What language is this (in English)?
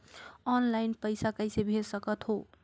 Chhattisgarhi